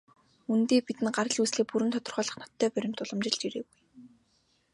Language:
Mongolian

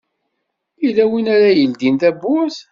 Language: Kabyle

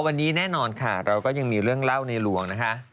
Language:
Thai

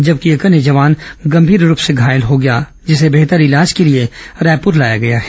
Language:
Hindi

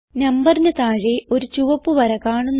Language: Malayalam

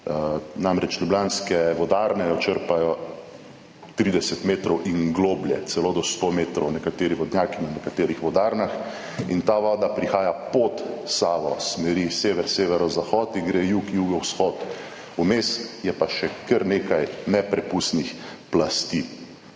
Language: Slovenian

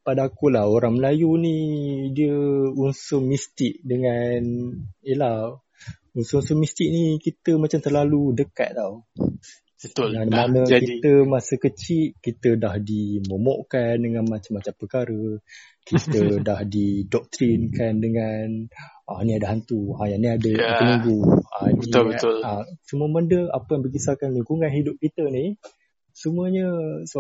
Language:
Malay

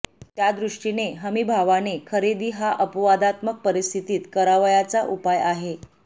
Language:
Marathi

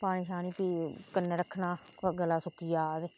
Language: Dogri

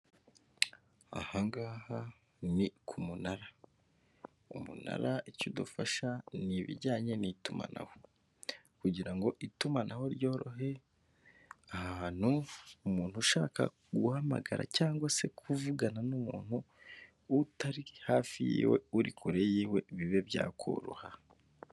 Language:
Kinyarwanda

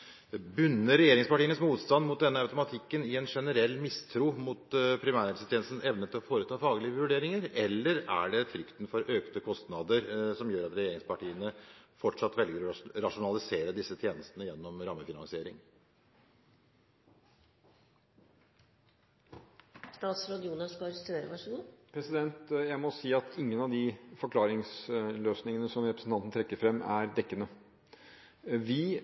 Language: Norwegian Bokmål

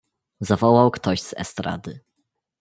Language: Polish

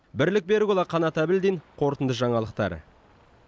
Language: Kazakh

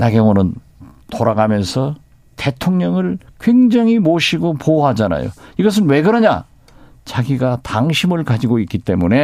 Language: Korean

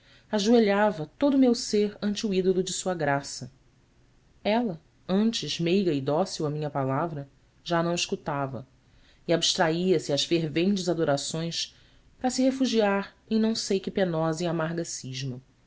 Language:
Portuguese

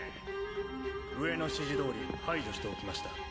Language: Japanese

